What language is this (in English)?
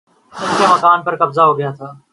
Urdu